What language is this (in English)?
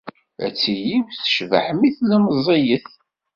Kabyle